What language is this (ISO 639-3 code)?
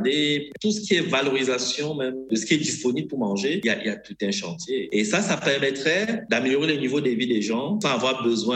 fra